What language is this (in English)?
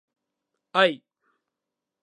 Japanese